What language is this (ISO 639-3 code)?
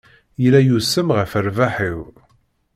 kab